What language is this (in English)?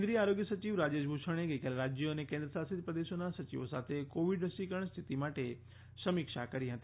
Gujarati